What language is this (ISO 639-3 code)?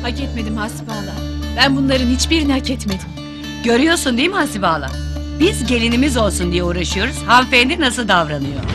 tur